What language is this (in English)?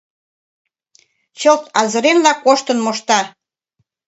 Mari